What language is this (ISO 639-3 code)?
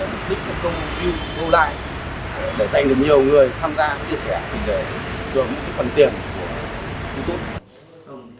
vie